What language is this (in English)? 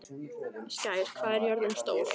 Icelandic